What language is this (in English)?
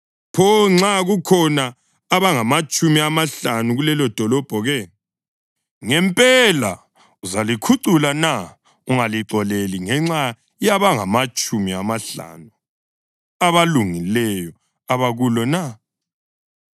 North Ndebele